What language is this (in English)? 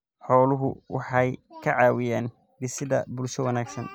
Somali